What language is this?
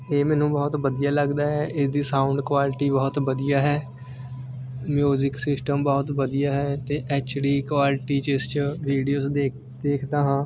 Punjabi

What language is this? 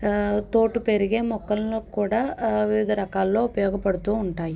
Telugu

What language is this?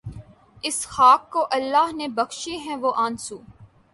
Urdu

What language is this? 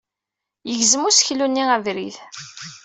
Kabyle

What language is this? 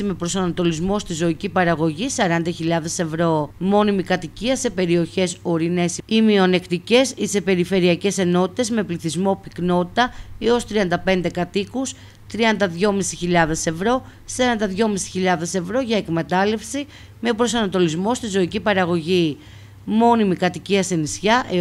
Greek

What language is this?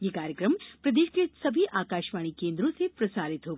Hindi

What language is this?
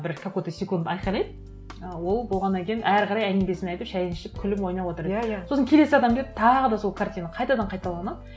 Kazakh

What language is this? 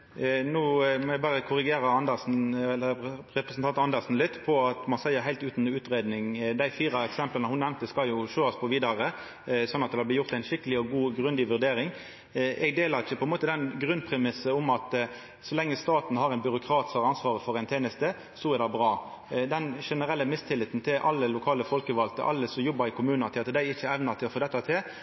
Norwegian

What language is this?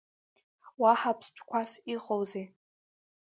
Abkhazian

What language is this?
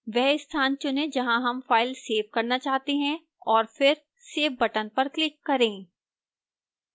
Hindi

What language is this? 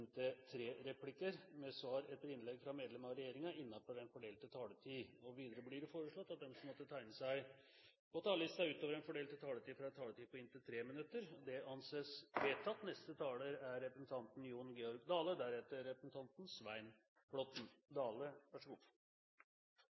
Norwegian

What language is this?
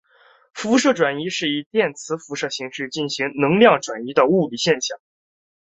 Chinese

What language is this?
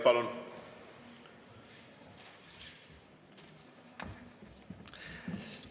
Estonian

